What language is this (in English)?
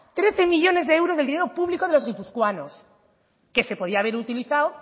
Spanish